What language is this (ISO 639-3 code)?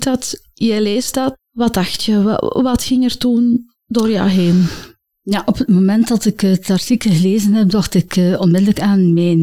nld